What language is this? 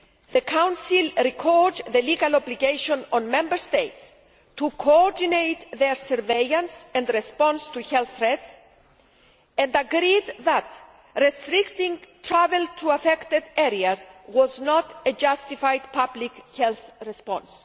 English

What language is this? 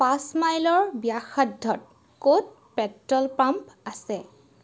Assamese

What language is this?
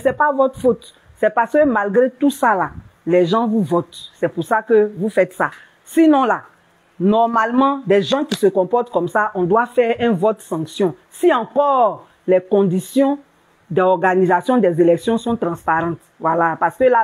French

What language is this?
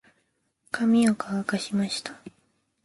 Japanese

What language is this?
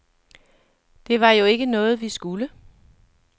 Danish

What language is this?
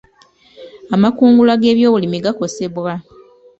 Ganda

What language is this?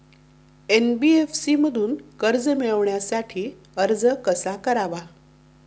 Marathi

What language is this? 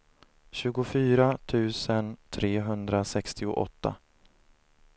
Swedish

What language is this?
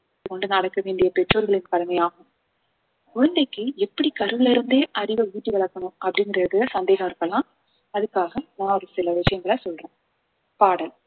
Tamil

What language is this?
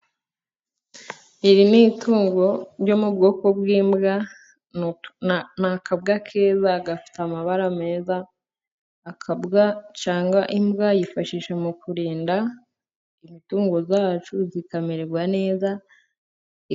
Kinyarwanda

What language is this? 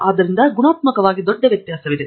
Kannada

